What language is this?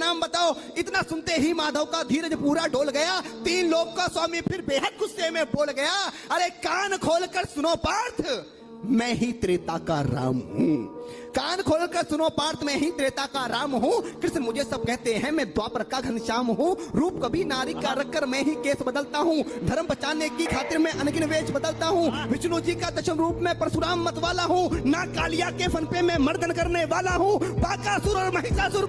Hindi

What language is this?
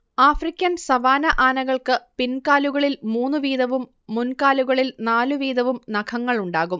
Malayalam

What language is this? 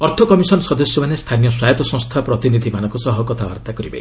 Odia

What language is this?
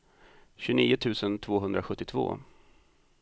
Swedish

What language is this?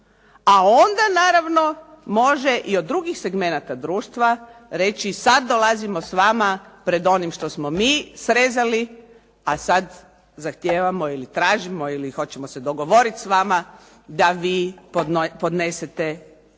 Croatian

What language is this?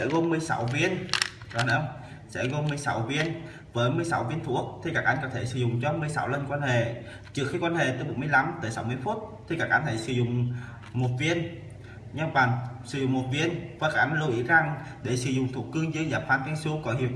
Vietnamese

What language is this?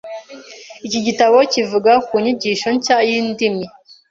Kinyarwanda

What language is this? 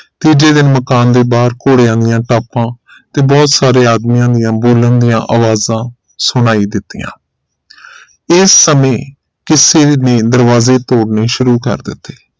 Punjabi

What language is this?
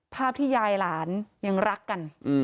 Thai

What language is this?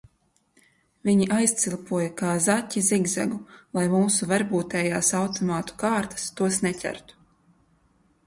Latvian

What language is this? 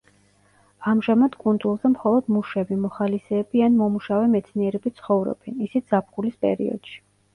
Georgian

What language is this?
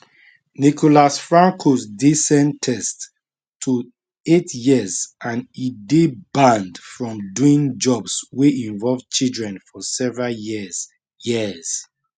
Nigerian Pidgin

